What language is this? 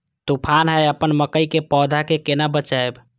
Maithili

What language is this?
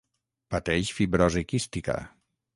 Catalan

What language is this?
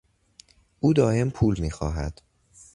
Persian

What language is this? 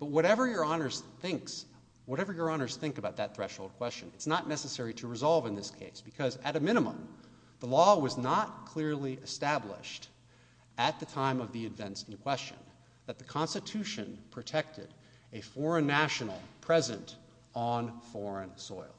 English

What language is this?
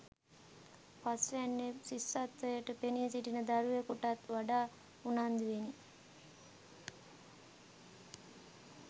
Sinhala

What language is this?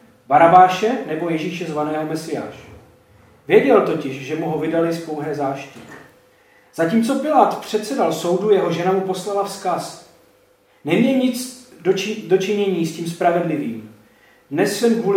Czech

